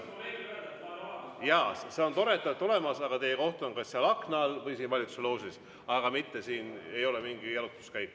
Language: Estonian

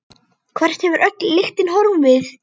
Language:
Icelandic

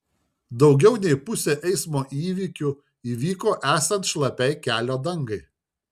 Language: Lithuanian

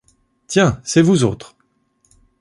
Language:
French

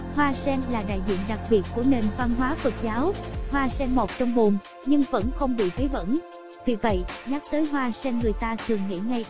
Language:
Vietnamese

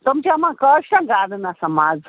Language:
Kashmiri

